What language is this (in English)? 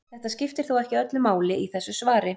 Icelandic